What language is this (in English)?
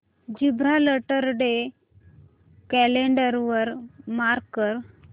Marathi